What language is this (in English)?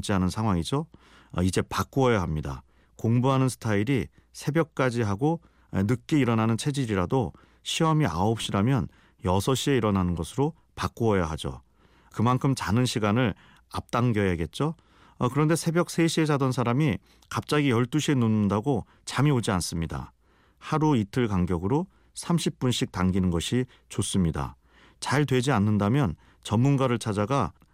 Korean